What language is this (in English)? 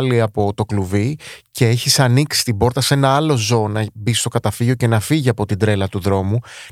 Greek